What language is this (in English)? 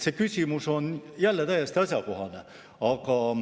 Estonian